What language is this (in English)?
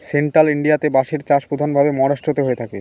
Bangla